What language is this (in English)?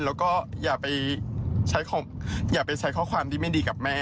Thai